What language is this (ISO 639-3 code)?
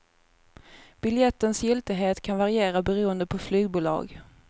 swe